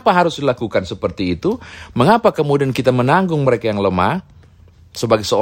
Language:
Indonesian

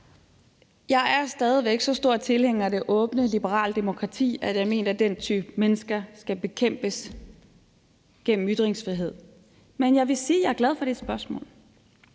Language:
Danish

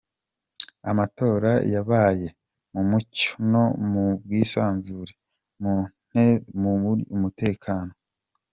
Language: Kinyarwanda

